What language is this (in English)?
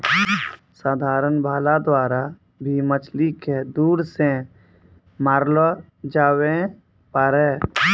Maithili